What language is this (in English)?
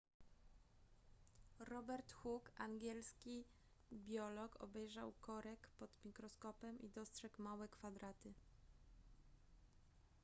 Polish